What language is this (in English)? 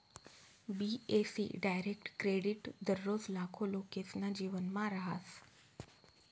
Marathi